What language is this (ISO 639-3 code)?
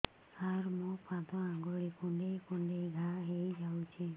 ori